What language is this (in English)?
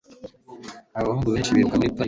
Kinyarwanda